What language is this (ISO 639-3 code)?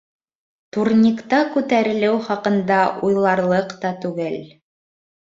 bak